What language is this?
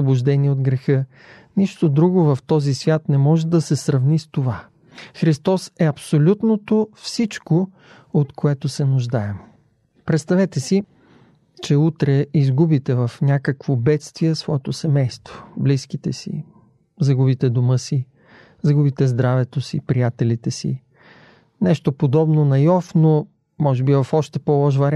Bulgarian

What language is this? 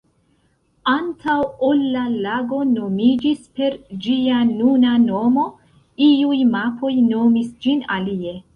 Esperanto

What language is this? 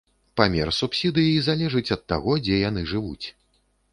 Belarusian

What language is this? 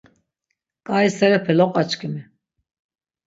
Laz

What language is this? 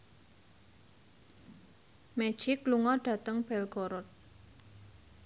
Javanese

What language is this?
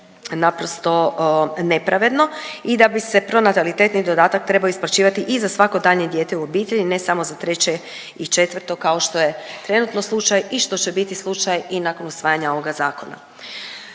Croatian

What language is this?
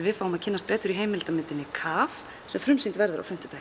Icelandic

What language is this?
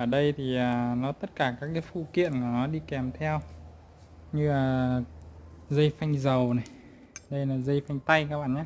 Vietnamese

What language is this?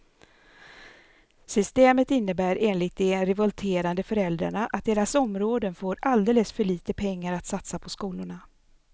Swedish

